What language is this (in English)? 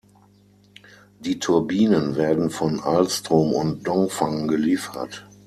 German